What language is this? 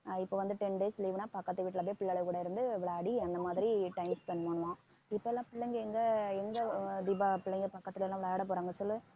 Tamil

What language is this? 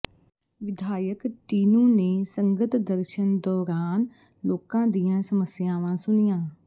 Punjabi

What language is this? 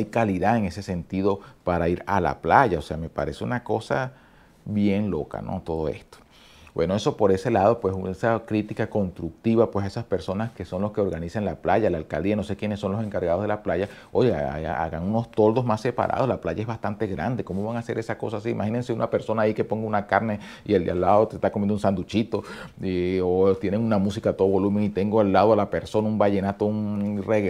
Spanish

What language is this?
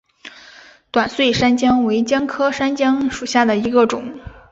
Chinese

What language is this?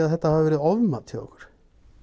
Icelandic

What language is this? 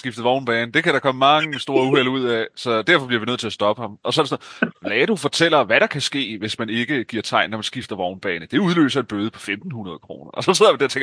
Danish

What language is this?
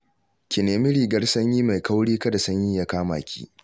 Hausa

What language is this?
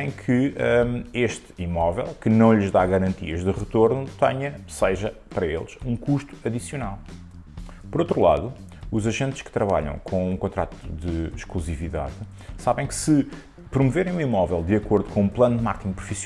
Portuguese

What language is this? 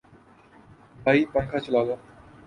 Urdu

